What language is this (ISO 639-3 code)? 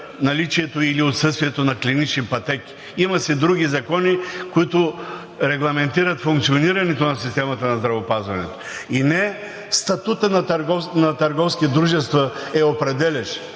bul